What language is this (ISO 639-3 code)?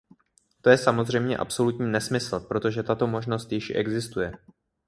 ces